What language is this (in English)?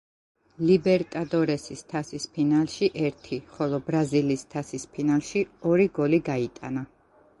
Georgian